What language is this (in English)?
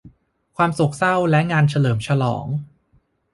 Thai